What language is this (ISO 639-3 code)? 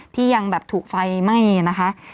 tha